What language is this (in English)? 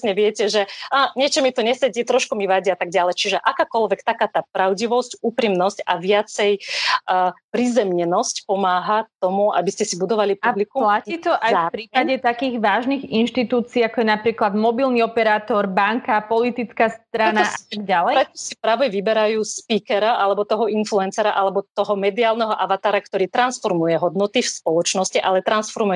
Slovak